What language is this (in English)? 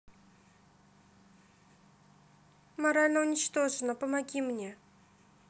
Russian